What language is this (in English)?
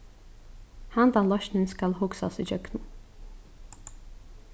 Faroese